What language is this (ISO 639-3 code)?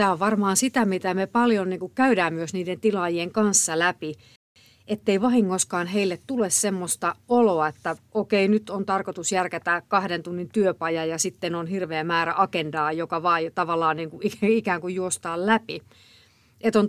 fin